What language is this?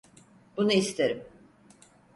Turkish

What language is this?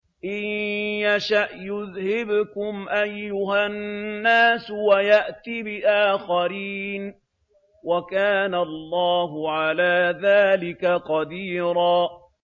Arabic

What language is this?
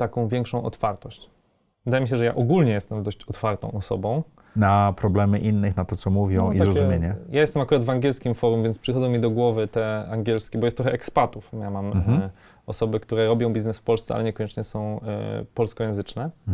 Polish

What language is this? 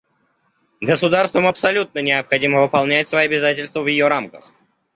Russian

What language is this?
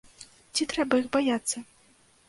Belarusian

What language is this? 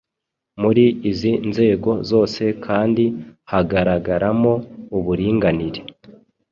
Kinyarwanda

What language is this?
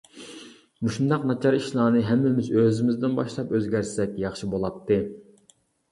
Uyghur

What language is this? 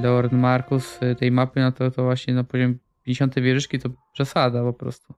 Polish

